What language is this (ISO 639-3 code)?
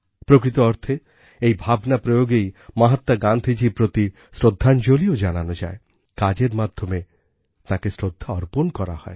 ben